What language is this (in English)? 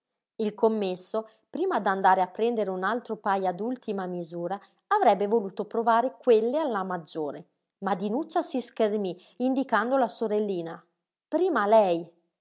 Italian